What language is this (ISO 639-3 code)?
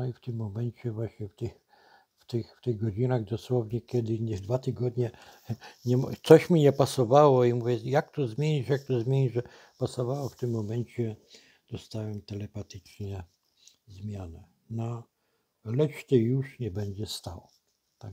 pol